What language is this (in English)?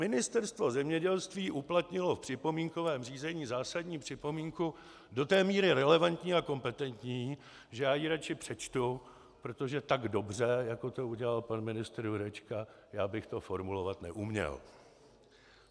Czech